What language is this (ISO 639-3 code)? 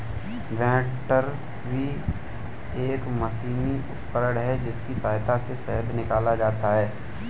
hin